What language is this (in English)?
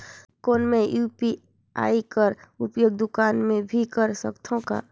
Chhattisgarhi